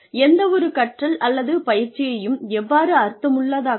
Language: Tamil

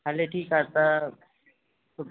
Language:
Sindhi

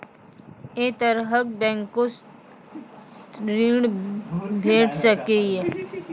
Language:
Maithili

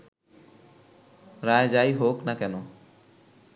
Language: Bangla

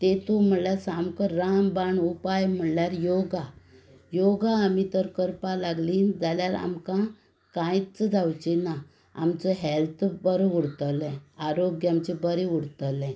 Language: Konkani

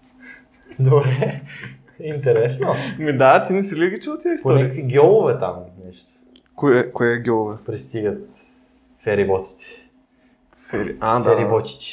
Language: Bulgarian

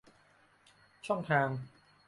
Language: Thai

